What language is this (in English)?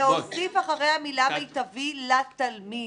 Hebrew